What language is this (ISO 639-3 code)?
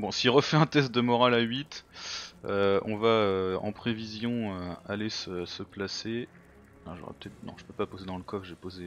fra